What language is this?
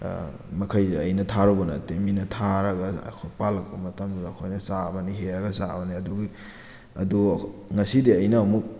Manipuri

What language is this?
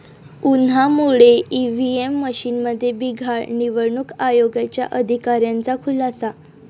Marathi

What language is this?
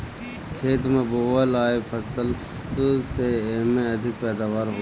Bhojpuri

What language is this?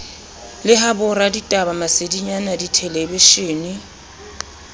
Southern Sotho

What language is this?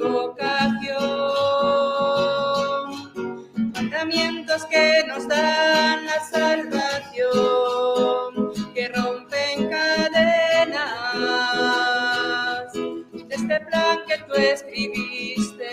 Spanish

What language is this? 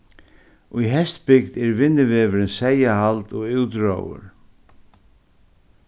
Faroese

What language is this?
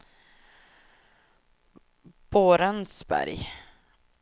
Swedish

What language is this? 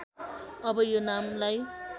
Nepali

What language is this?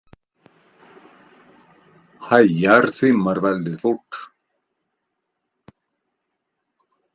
Swedish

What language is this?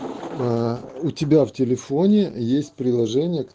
Russian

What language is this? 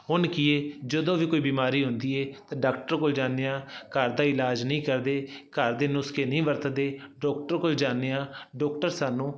Punjabi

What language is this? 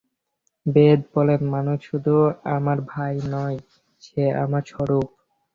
Bangla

